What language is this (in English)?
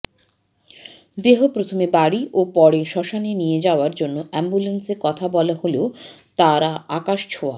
Bangla